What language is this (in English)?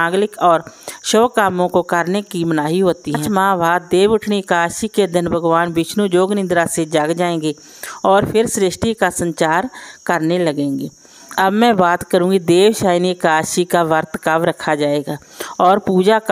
Hindi